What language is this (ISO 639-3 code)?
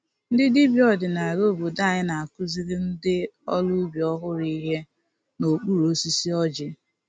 ibo